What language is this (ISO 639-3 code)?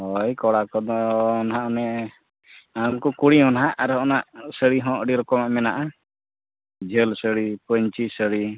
sat